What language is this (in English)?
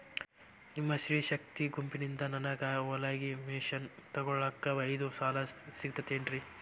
Kannada